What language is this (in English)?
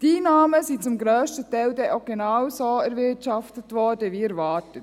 Swiss German